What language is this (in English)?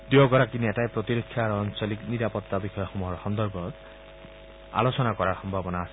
Assamese